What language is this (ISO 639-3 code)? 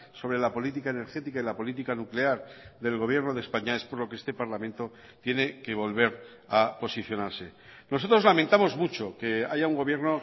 spa